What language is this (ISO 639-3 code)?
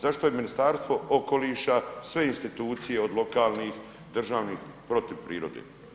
hrv